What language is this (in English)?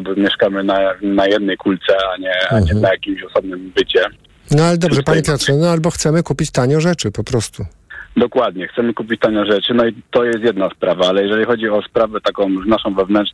Polish